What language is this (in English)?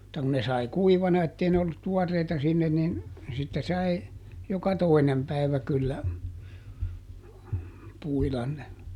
Finnish